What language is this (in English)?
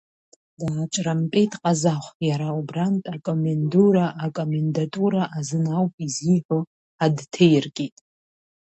Abkhazian